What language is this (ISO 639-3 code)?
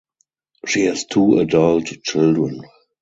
eng